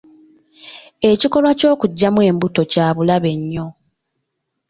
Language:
Ganda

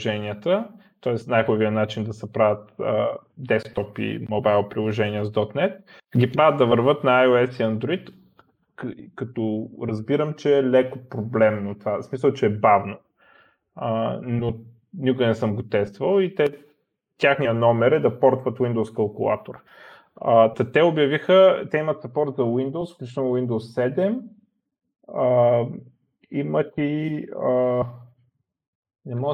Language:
Bulgarian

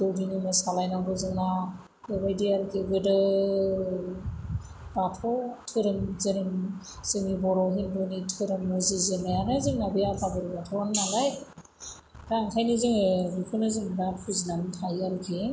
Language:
Bodo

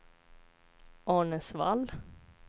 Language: Swedish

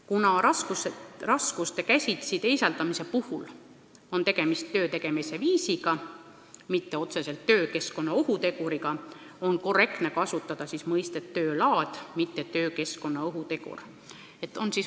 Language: Estonian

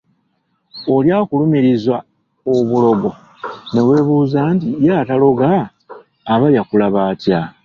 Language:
Ganda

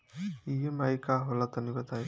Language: Bhojpuri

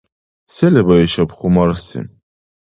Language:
Dargwa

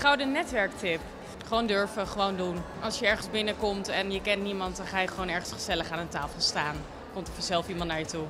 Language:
Dutch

